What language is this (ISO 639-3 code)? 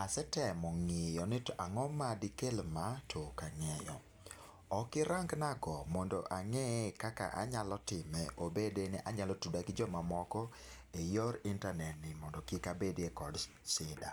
luo